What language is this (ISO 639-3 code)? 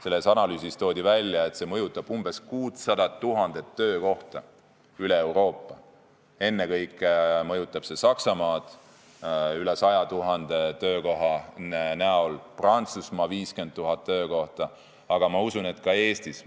est